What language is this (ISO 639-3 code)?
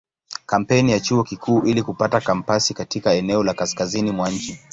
swa